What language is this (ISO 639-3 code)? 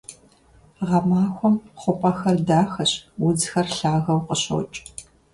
kbd